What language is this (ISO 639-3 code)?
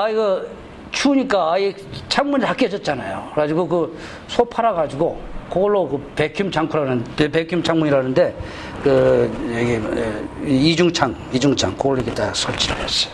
kor